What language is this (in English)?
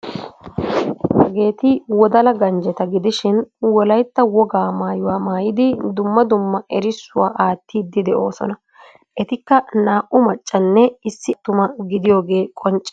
Wolaytta